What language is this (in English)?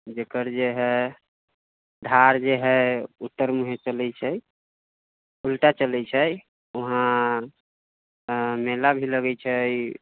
Maithili